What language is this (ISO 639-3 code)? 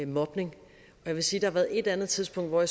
dan